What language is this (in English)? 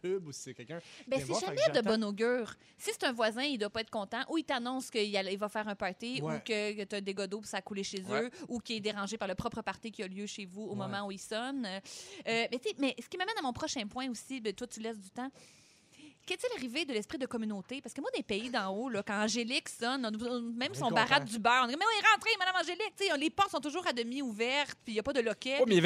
French